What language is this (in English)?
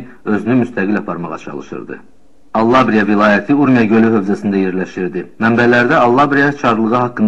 Turkish